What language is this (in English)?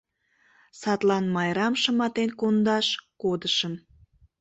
Mari